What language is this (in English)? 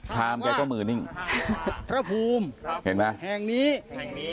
Thai